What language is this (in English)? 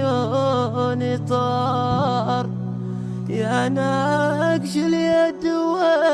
Arabic